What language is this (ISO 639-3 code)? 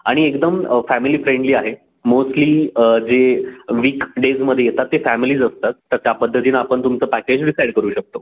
mar